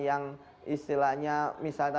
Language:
Indonesian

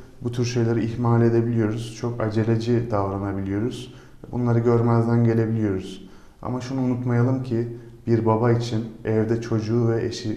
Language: Turkish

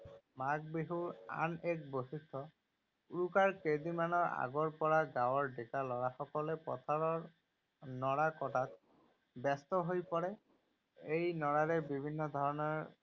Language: Assamese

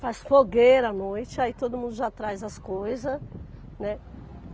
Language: Portuguese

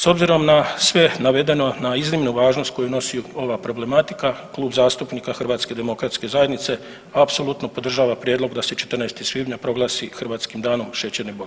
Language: Croatian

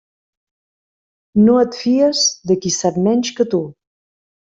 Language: Catalan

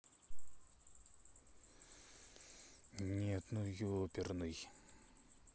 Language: Russian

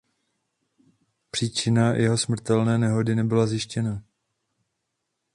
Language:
Czech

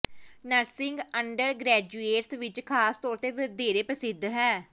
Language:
Punjabi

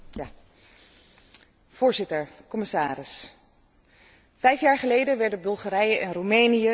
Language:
Dutch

